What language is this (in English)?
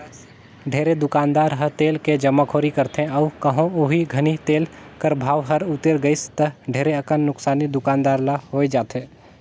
Chhattisgarhi